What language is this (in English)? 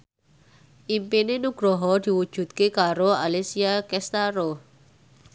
Javanese